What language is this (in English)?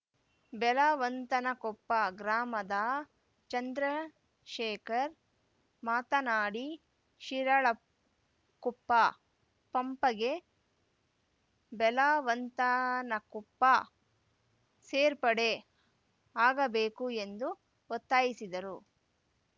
Kannada